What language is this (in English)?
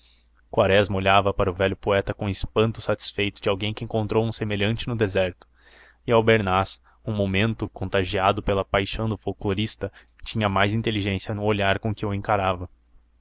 Portuguese